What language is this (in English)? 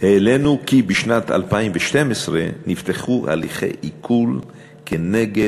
Hebrew